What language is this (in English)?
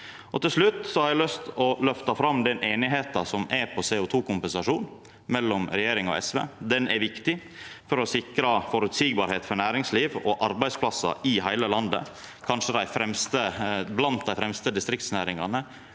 Norwegian